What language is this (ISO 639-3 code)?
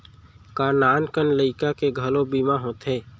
hne